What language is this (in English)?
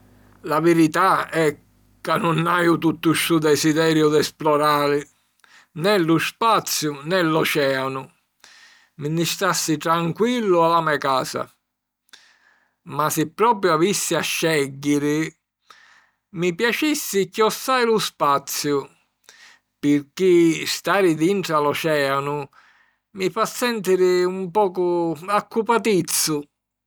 Sicilian